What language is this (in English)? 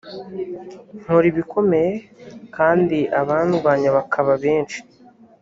Kinyarwanda